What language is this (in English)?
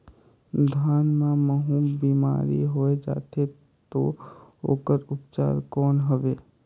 Chhattisgarhi